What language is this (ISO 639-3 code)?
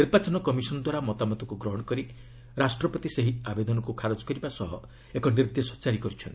ori